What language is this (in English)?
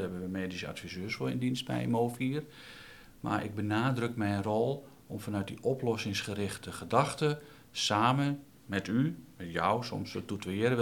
Dutch